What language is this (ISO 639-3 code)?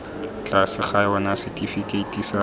tsn